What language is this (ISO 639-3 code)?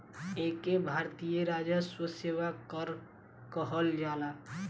bho